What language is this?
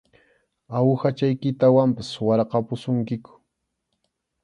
Arequipa-La Unión Quechua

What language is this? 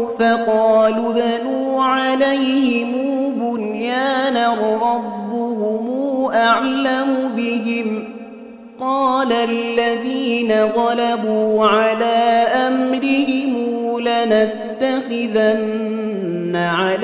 Arabic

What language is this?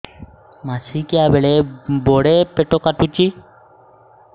Odia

